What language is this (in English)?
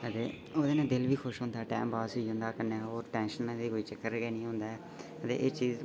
Dogri